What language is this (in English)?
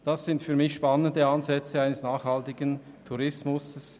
Swiss German